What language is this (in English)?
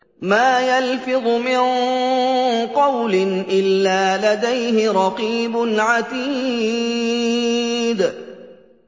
Arabic